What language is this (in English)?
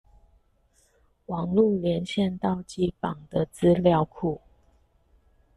Chinese